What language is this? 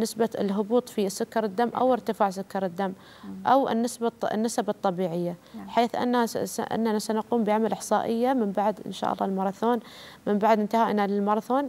Arabic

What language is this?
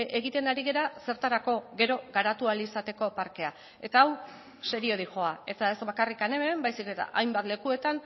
Basque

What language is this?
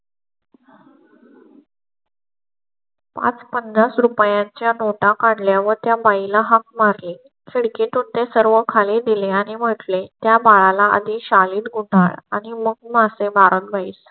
Marathi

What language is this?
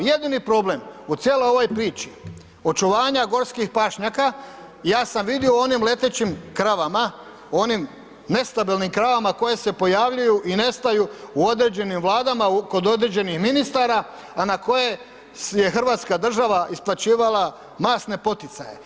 Croatian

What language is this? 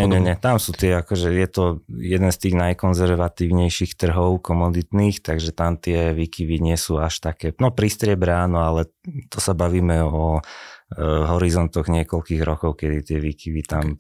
Slovak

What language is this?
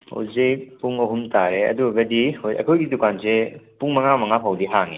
Manipuri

